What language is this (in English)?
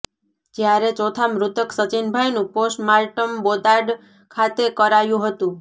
Gujarati